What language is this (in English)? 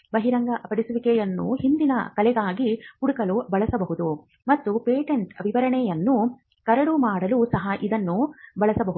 Kannada